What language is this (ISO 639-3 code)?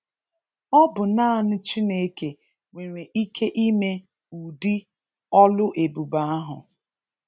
ibo